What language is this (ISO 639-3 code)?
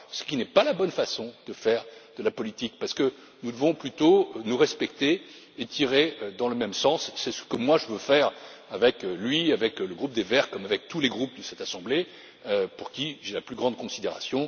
fra